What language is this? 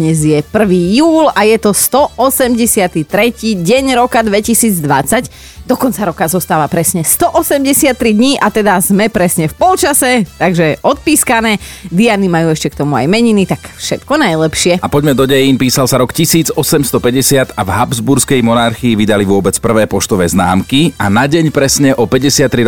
Slovak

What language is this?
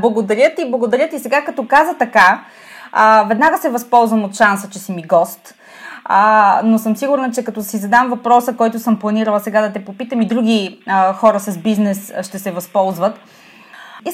Bulgarian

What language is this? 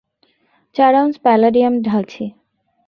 Bangla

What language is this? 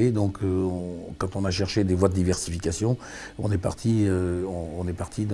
French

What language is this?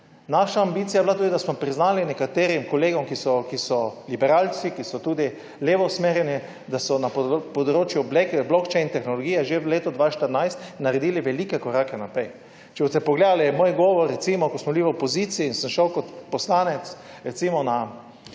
Slovenian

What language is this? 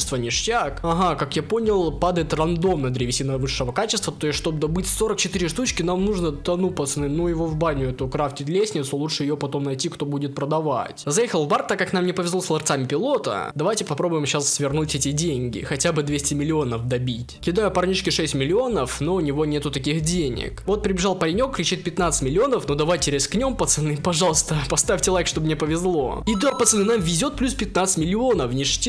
Russian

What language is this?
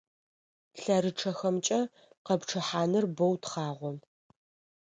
Adyghe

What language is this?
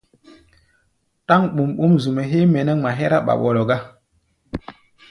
Gbaya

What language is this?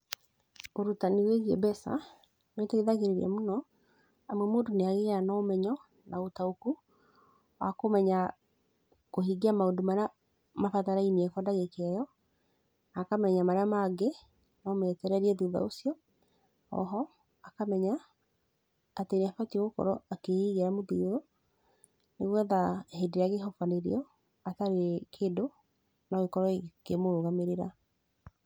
Kikuyu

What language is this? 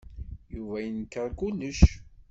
Kabyle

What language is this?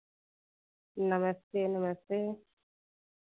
Hindi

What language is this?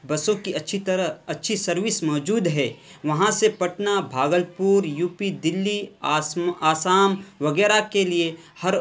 Urdu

